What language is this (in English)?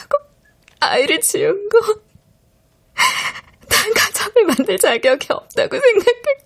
Korean